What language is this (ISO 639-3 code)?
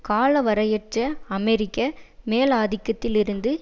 tam